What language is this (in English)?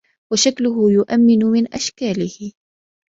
Arabic